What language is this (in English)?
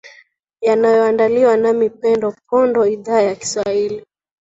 Swahili